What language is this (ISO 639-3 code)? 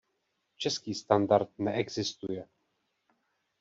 ces